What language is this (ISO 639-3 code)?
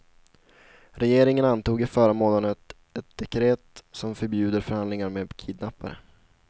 swe